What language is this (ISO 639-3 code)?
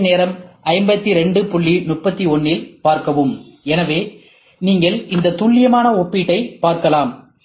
tam